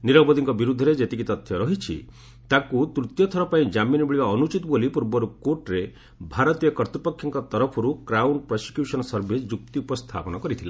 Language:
Odia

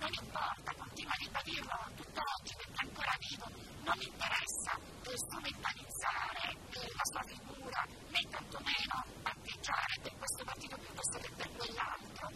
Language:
Italian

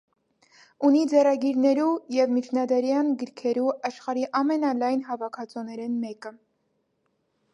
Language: Armenian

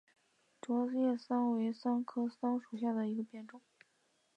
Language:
Chinese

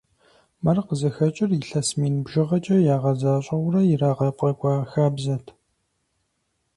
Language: Kabardian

